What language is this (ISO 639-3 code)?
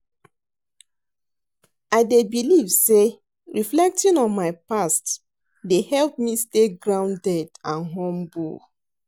pcm